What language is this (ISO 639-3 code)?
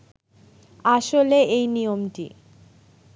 ben